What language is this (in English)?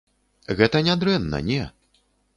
Belarusian